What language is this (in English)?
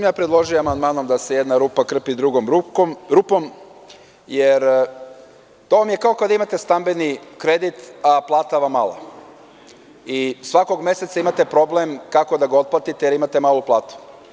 Serbian